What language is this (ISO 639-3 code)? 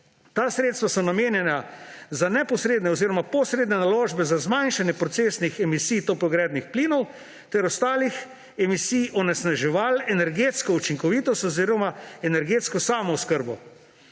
slv